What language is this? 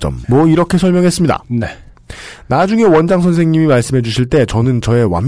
Korean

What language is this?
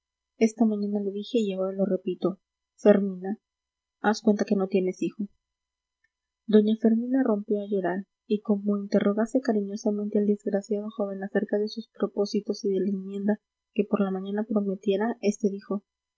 Spanish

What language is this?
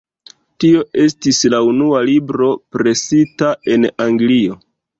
Esperanto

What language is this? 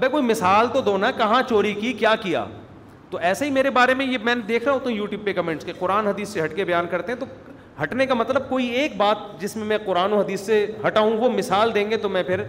Urdu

